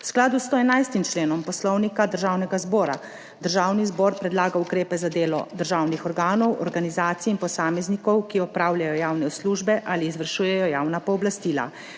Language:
Slovenian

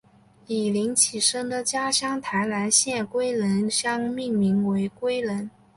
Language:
Chinese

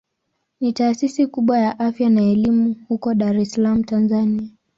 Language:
Swahili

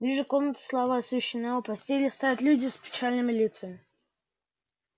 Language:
Russian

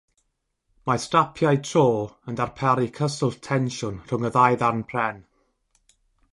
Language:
Welsh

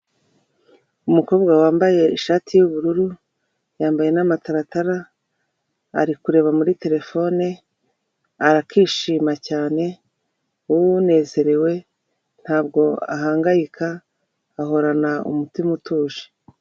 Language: Kinyarwanda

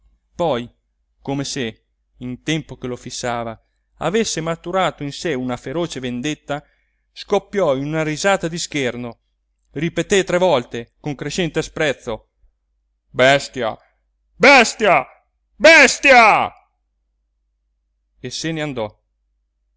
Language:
Italian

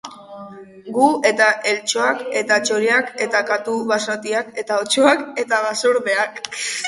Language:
Basque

